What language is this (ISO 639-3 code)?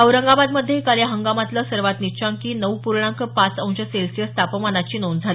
mar